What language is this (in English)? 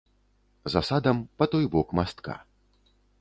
Belarusian